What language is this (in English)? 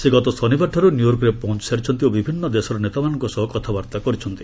Odia